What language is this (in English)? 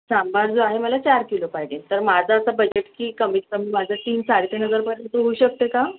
Marathi